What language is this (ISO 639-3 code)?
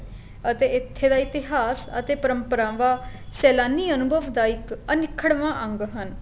pan